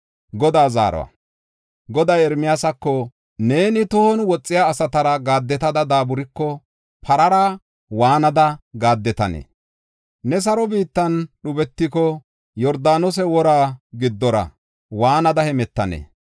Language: Gofa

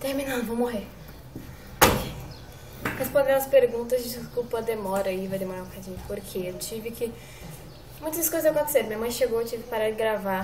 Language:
Portuguese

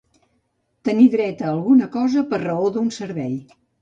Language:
Catalan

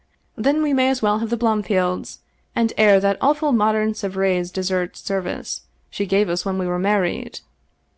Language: English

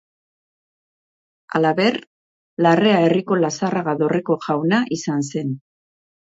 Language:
Basque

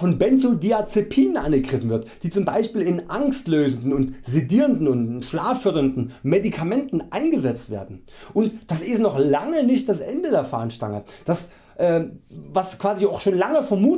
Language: German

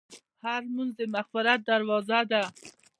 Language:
Pashto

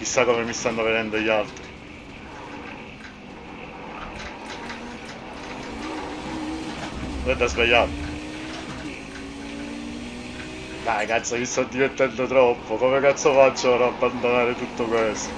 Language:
Italian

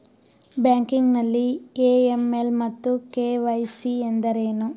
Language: Kannada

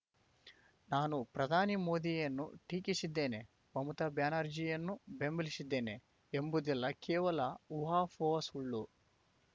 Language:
Kannada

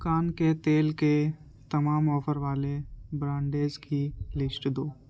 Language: Urdu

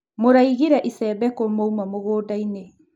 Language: Kikuyu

